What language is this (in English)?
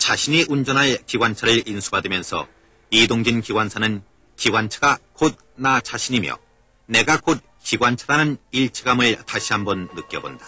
Korean